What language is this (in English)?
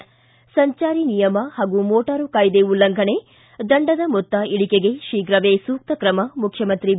Kannada